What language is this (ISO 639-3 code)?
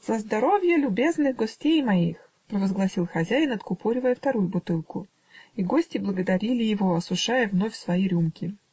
rus